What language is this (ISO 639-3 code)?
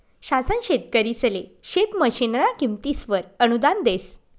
mar